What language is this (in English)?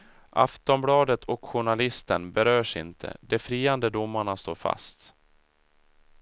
Swedish